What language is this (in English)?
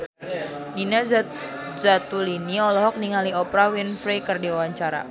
Sundanese